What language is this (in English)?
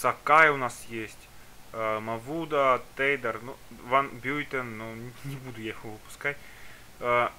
Russian